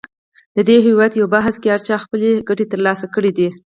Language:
Pashto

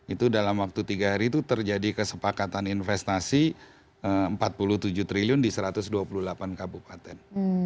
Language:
Indonesian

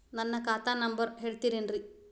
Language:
Kannada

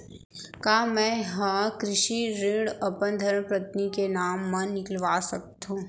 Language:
Chhattisgarhi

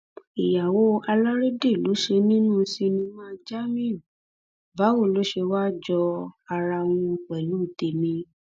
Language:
Yoruba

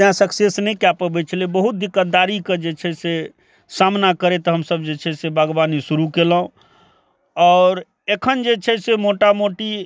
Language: Maithili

